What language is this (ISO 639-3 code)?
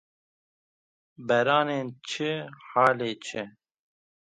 kur